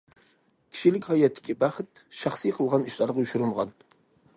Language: Uyghur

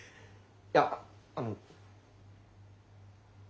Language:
Japanese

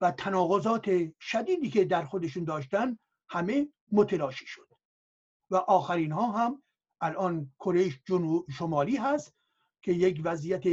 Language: Persian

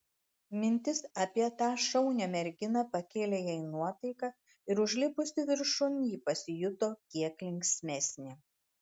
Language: Lithuanian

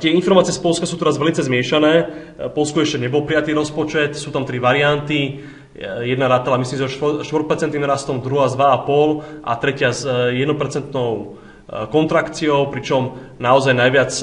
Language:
Slovak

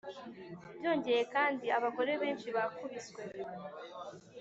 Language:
Kinyarwanda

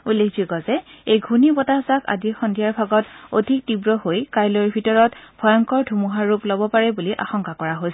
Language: Assamese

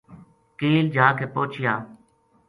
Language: Gujari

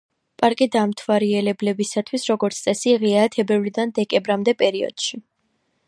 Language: Georgian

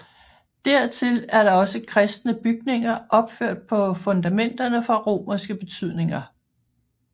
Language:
Danish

